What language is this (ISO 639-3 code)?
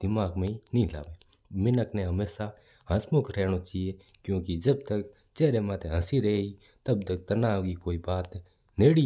mtr